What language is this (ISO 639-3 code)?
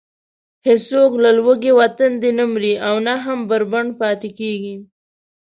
pus